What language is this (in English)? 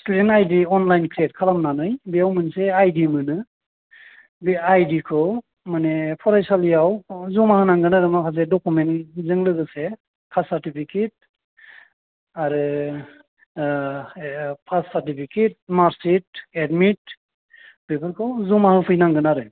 Bodo